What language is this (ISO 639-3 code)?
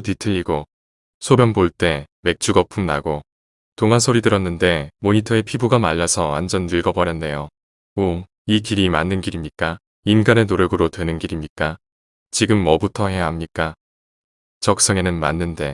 kor